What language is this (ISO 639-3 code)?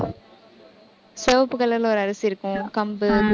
tam